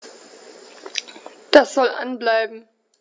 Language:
German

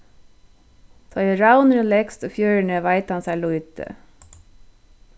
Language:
Faroese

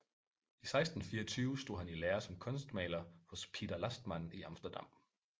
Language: Danish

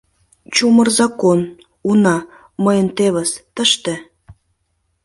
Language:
Mari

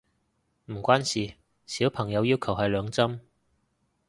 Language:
Cantonese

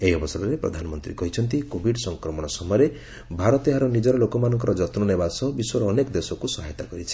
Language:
Odia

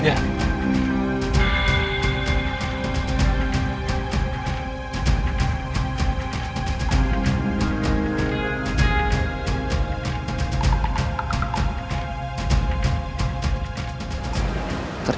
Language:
Indonesian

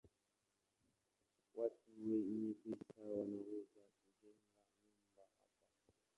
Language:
Swahili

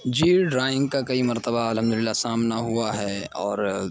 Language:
Urdu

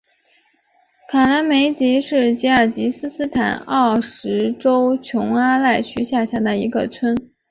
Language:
Chinese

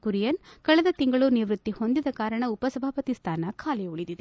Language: Kannada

